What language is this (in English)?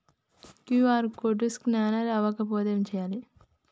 Telugu